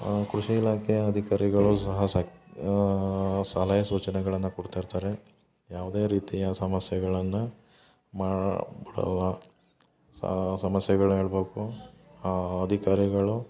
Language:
Kannada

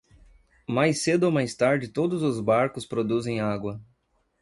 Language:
Portuguese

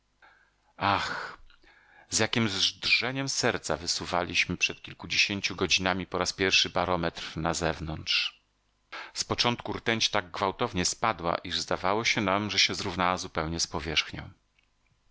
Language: Polish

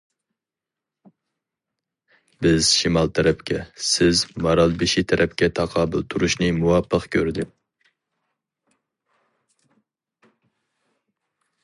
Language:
Uyghur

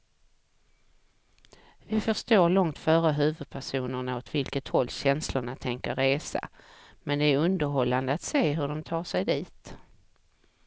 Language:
Swedish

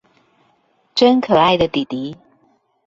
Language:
Chinese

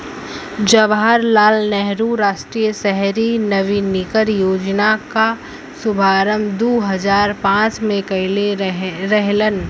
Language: Bhojpuri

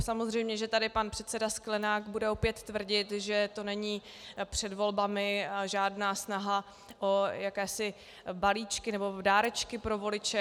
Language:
Czech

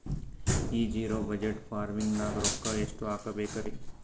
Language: Kannada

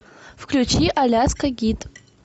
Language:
Russian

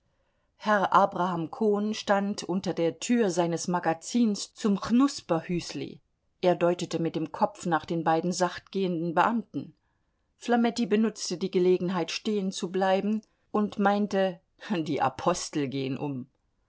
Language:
German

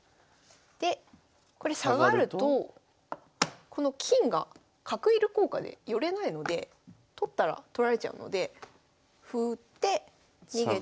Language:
Japanese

